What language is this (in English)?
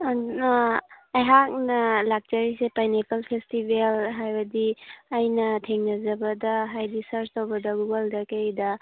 Manipuri